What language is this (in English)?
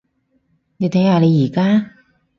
Cantonese